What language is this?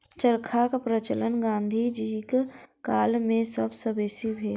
Maithili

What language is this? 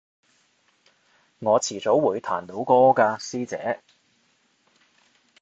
Cantonese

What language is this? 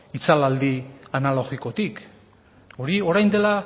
Basque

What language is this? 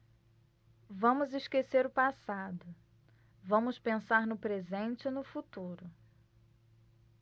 Portuguese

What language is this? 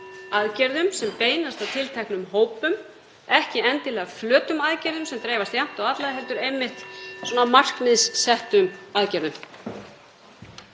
Icelandic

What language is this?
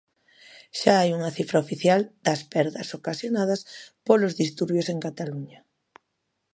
Galician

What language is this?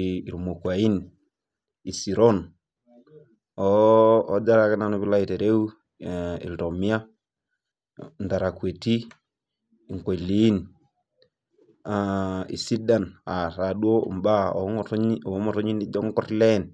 Masai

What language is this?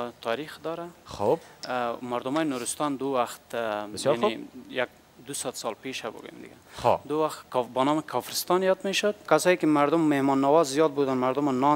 Persian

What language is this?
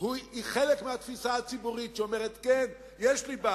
Hebrew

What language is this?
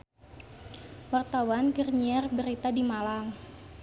Sundanese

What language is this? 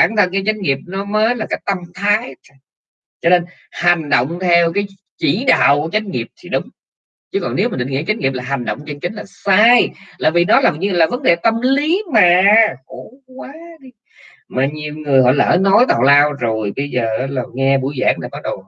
Vietnamese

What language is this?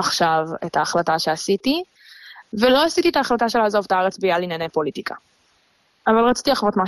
Hebrew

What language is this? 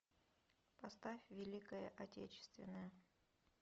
Russian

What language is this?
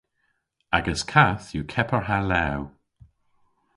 Cornish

